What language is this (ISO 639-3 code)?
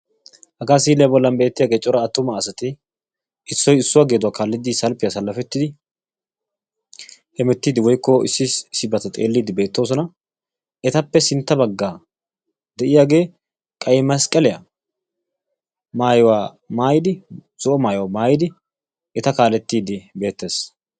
wal